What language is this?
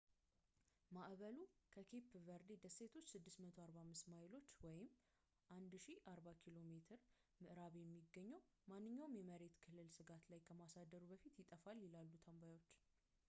Amharic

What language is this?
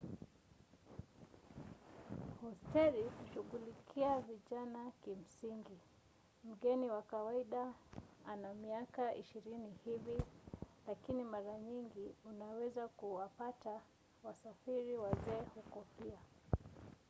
Swahili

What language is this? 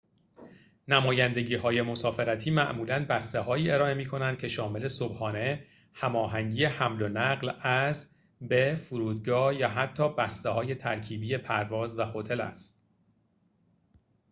Persian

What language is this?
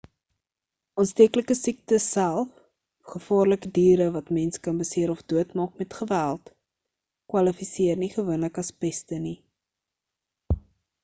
Afrikaans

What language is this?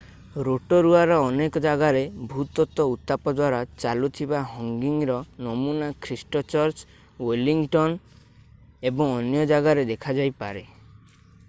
Odia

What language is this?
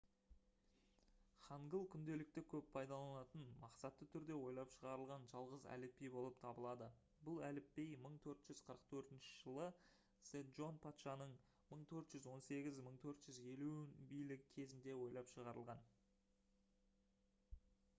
Kazakh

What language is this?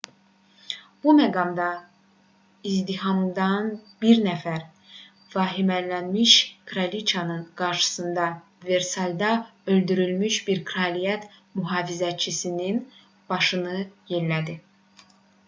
Azerbaijani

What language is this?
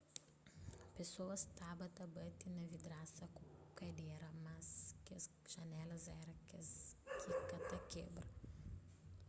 Kabuverdianu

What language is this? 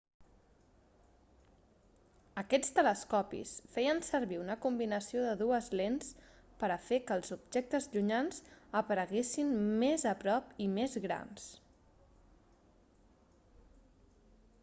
Catalan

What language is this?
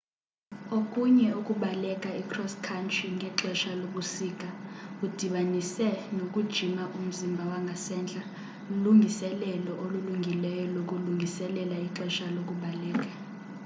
Xhosa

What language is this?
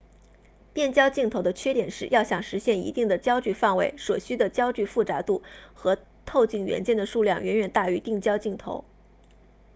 Chinese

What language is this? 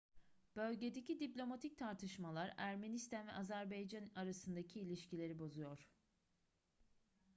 Turkish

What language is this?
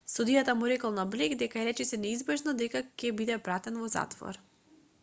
Macedonian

